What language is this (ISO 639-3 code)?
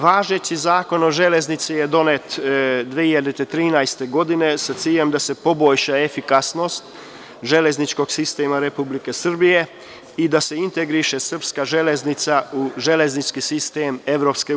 srp